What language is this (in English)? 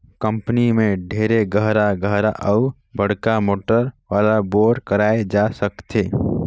Chhattisgarhi